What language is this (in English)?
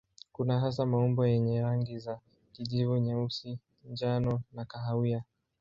Swahili